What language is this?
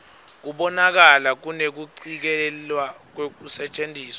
Swati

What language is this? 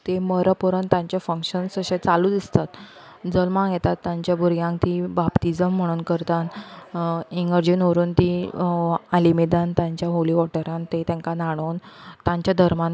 Konkani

